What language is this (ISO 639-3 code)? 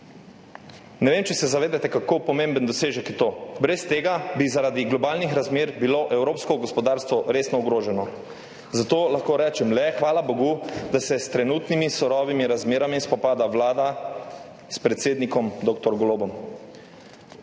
slv